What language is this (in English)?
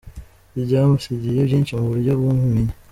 Kinyarwanda